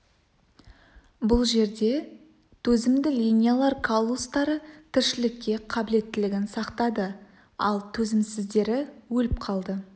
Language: Kazakh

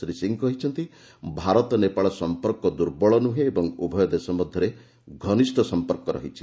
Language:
Odia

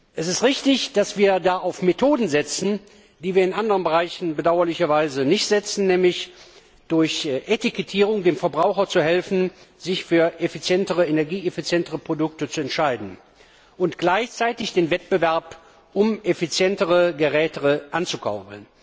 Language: German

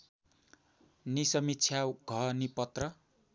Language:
Nepali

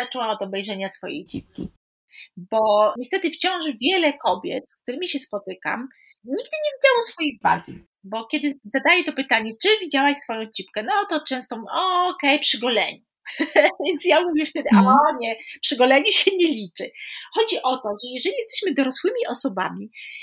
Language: Polish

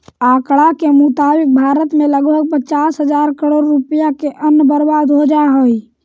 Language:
Magahi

